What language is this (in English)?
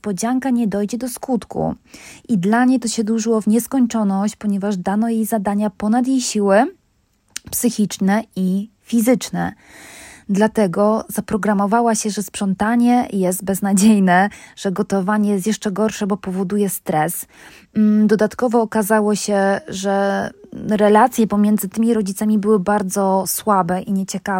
Polish